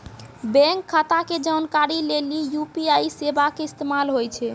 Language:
Maithili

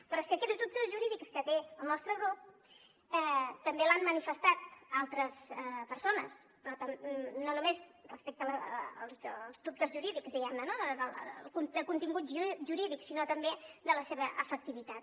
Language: Catalan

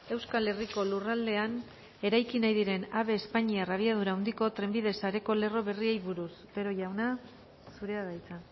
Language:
Basque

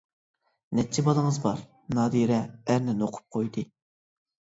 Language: Uyghur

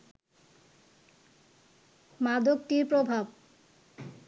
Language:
Bangla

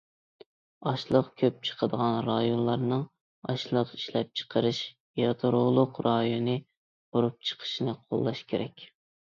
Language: Uyghur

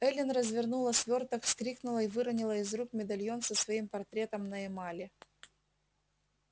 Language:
Russian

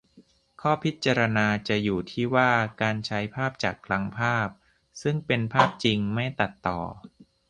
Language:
Thai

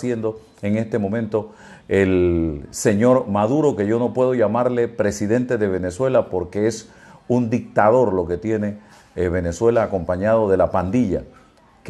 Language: Spanish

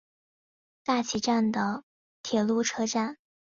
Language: Chinese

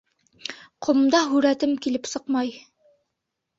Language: Bashkir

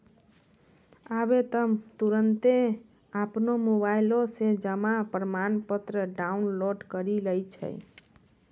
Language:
Maithili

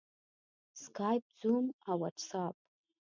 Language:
Pashto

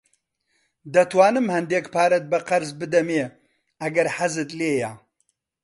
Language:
Central Kurdish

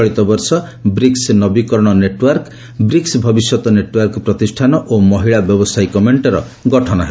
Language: Odia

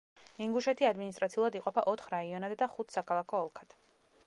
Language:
Georgian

